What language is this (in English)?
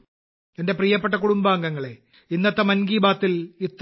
Malayalam